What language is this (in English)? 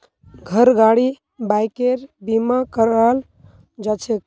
Magahi